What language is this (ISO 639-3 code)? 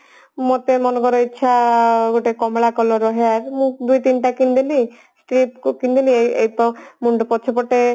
ori